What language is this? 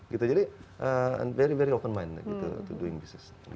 Indonesian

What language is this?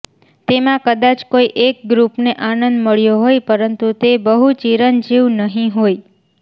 Gujarati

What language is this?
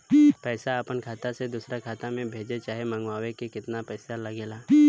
Bhojpuri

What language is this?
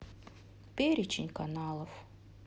Russian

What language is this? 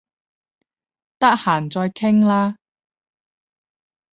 Cantonese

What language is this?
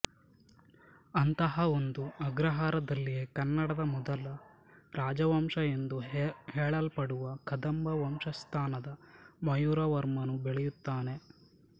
Kannada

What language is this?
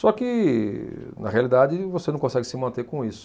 Portuguese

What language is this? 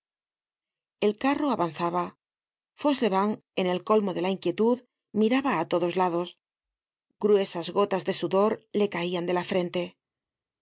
Spanish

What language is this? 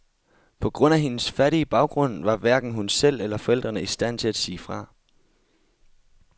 Danish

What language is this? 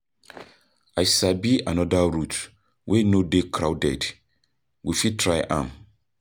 Nigerian Pidgin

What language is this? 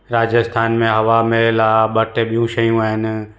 Sindhi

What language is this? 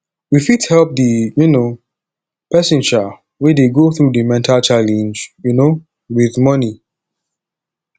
Nigerian Pidgin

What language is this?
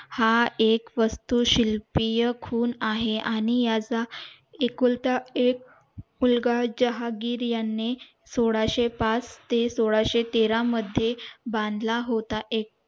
Marathi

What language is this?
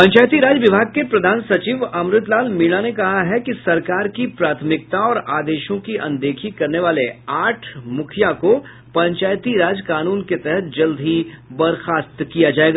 Hindi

